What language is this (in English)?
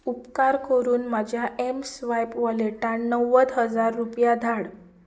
Konkani